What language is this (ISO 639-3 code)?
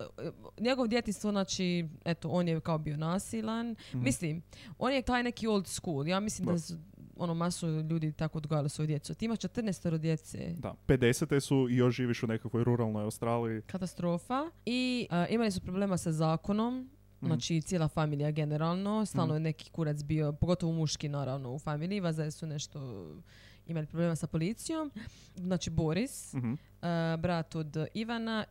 hrv